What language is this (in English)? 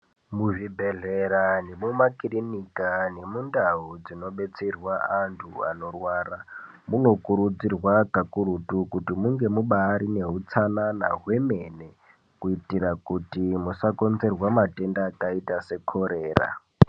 Ndau